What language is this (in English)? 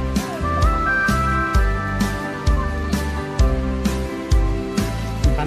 Vietnamese